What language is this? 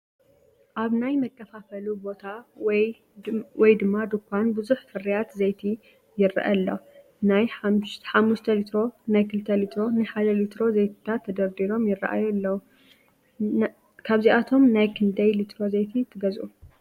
Tigrinya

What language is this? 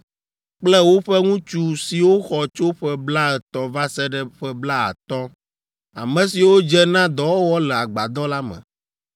Ewe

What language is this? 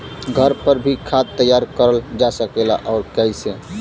Bhojpuri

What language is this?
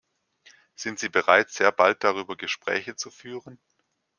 German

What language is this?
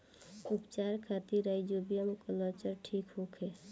Bhojpuri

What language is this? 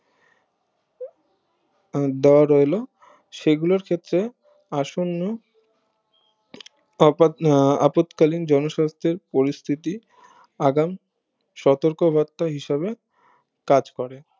Bangla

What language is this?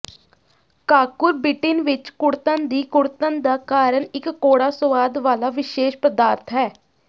Punjabi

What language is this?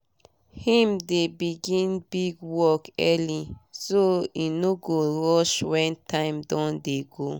Nigerian Pidgin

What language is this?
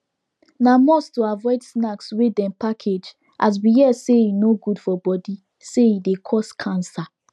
Nigerian Pidgin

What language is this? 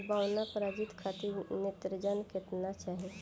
Bhojpuri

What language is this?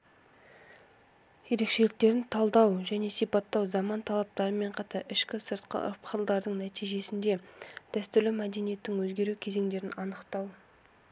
Kazakh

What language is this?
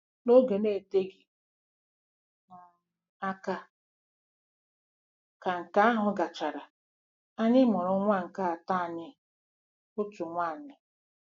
Igbo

